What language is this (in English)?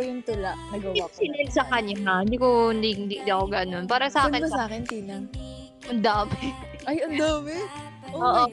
Filipino